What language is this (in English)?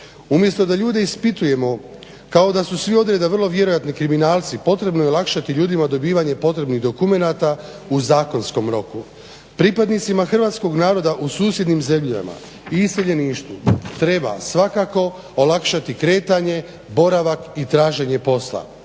Croatian